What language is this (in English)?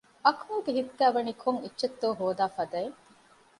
Divehi